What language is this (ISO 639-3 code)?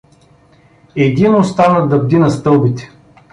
bul